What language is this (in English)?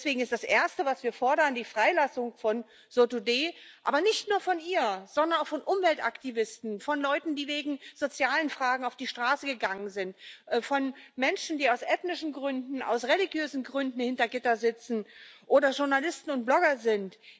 German